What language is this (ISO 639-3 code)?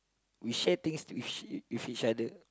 eng